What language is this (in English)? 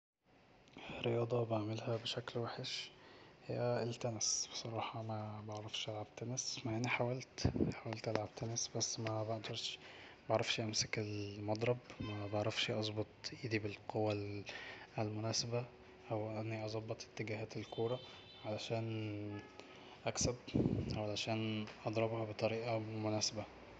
Egyptian Arabic